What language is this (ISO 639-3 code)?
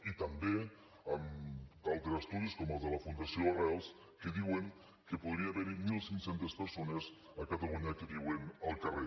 cat